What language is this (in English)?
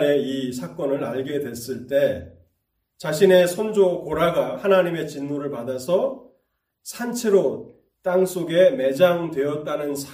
Korean